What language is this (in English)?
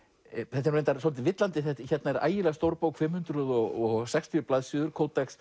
Icelandic